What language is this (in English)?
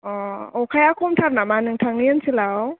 Bodo